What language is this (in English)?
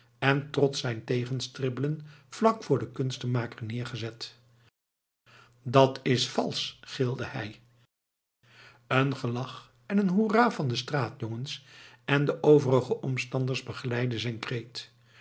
Dutch